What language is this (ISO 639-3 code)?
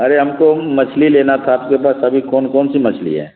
urd